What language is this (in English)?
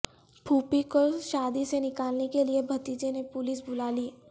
Urdu